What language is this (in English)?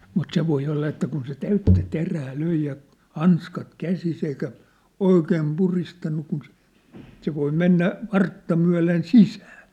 Finnish